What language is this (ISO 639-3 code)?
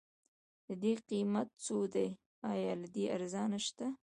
pus